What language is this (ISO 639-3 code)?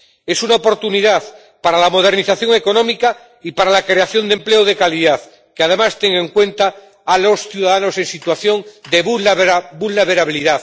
spa